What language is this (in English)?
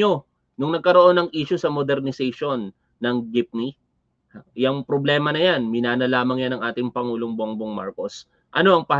Filipino